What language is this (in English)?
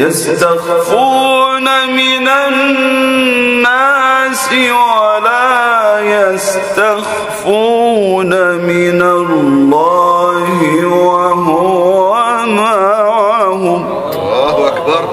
Arabic